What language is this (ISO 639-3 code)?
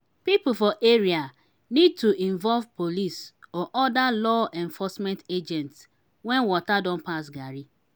pcm